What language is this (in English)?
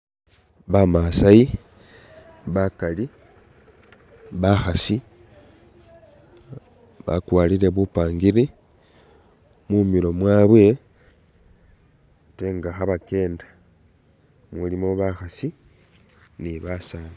Masaaba